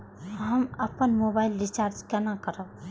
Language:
Maithili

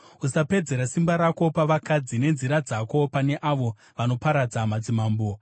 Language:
Shona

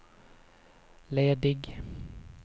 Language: Swedish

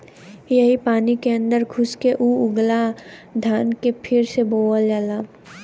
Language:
Bhojpuri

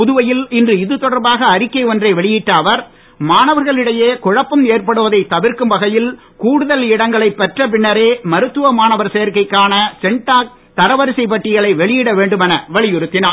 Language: Tamil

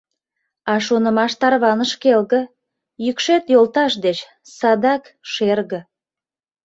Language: Mari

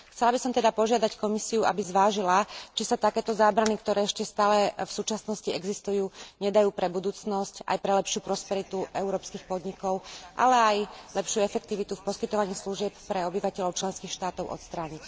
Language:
Slovak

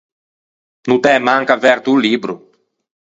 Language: Ligurian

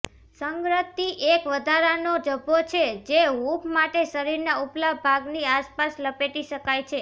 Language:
Gujarati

